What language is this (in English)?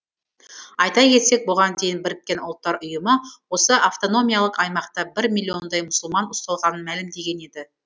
Kazakh